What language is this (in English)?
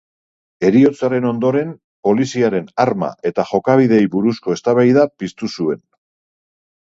Basque